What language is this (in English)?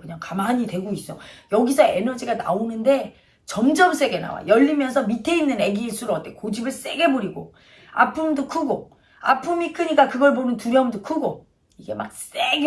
Korean